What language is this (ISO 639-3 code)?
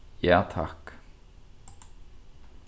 fao